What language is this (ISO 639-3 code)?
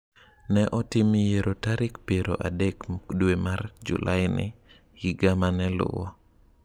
luo